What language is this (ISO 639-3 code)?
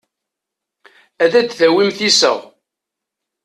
kab